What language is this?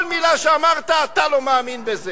Hebrew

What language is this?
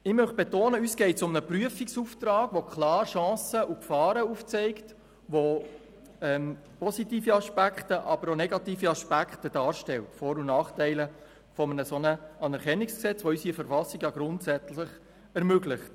Swiss German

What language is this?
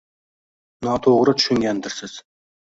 Uzbek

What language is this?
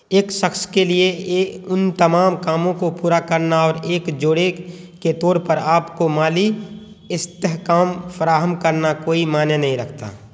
Urdu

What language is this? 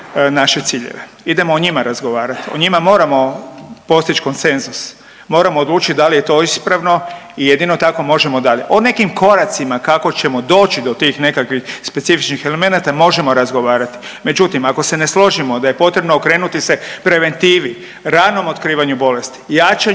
Croatian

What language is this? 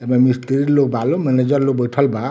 Bhojpuri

